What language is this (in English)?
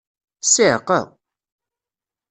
Kabyle